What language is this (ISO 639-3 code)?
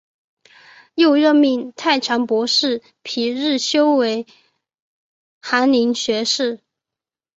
zho